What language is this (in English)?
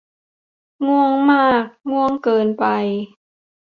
Thai